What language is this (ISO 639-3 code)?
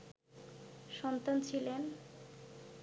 ben